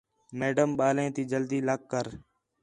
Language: Khetrani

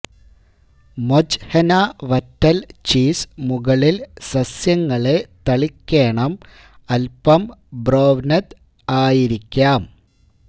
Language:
Malayalam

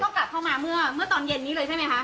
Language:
Thai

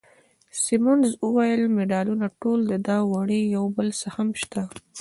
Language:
Pashto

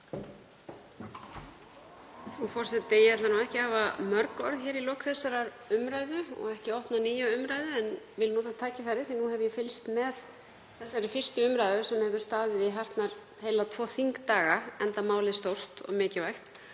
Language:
Icelandic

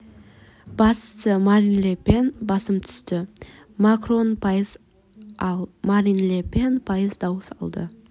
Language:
Kazakh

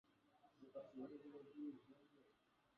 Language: Swahili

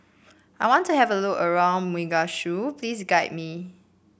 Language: English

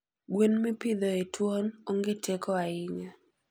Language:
Luo (Kenya and Tanzania)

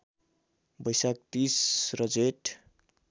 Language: Nepali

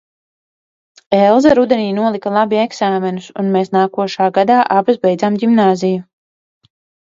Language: Latvian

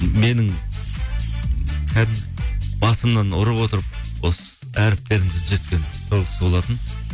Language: Kazakh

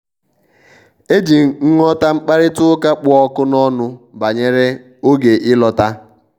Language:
Igbo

